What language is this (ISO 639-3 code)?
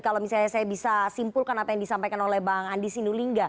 ind